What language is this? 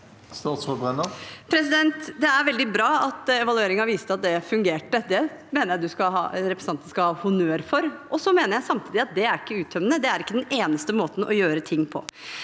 Norwegian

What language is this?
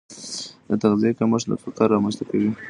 Pashto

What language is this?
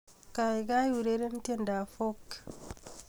Kalenjin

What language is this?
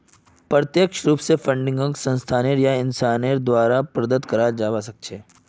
Magahi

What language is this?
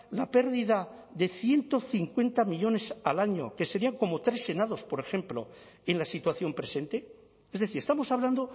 Spanish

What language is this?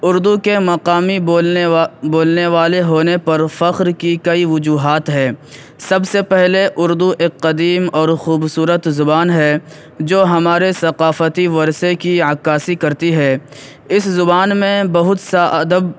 Urdu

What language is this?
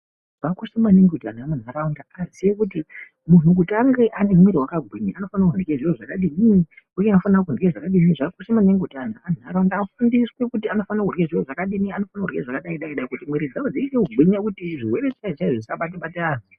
Ndau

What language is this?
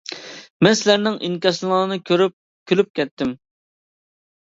Uyghur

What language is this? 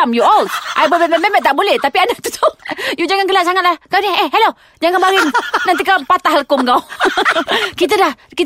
Malay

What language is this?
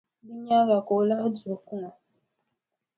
Dagbani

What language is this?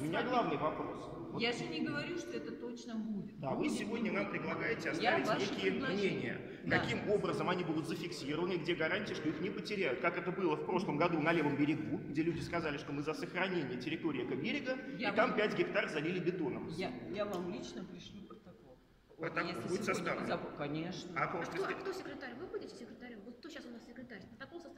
Russian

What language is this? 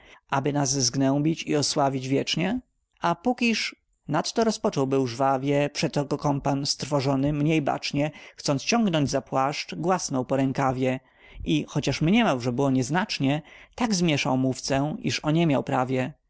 Polish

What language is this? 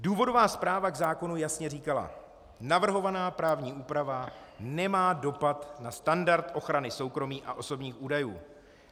Czech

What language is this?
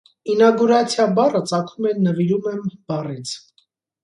Armenian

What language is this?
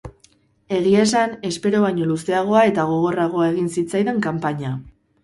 Basque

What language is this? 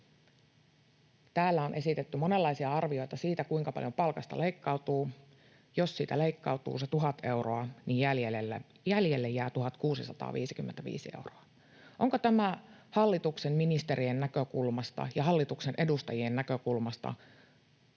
Finnish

